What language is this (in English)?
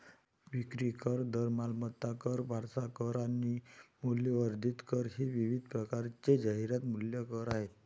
Marathi